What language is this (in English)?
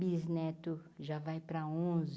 Portuguese